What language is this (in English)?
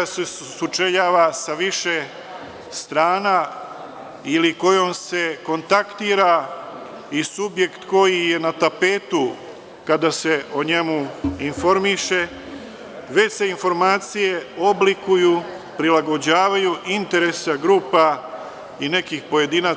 Serbian